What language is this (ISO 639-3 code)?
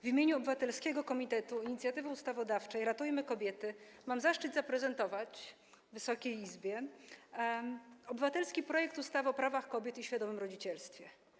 pol